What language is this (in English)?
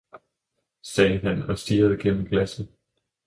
Danish